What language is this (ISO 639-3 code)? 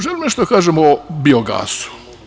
srp